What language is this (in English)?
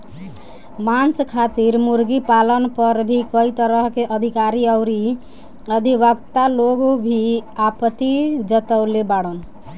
Bhojpuri